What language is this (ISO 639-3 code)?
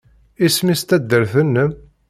kab